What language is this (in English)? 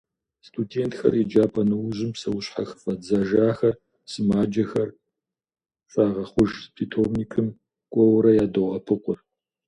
Kabardian